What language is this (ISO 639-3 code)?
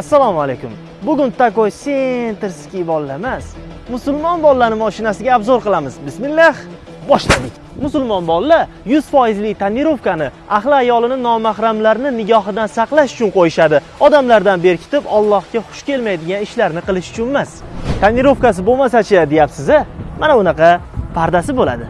tur